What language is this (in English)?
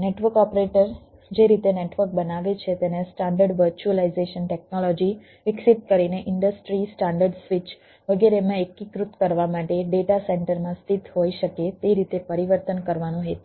Gujarati